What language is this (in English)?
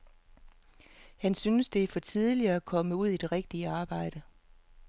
Danish